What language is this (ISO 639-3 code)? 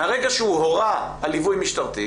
heb